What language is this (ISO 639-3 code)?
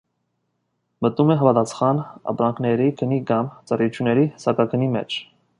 hye